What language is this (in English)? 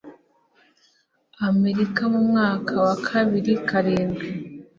Kinyarwanda